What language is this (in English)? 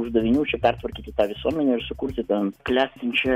Lithuanian